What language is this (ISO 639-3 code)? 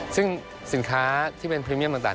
tha